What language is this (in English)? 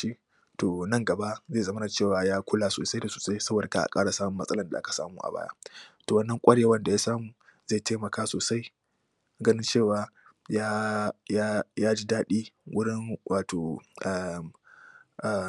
Hausa